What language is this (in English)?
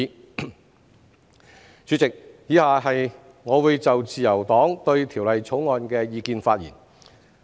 Cantonese